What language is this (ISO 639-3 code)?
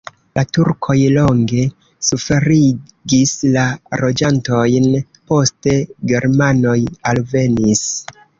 epo